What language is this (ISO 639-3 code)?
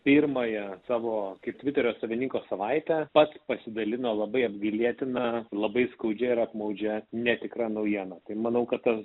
lit